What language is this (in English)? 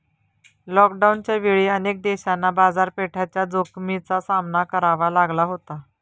Marathi